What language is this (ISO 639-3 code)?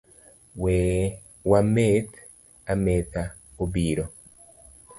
luo